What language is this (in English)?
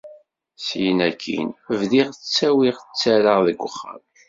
Kabyle